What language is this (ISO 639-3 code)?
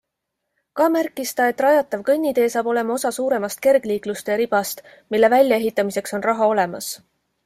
est